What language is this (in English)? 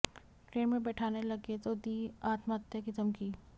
Hindi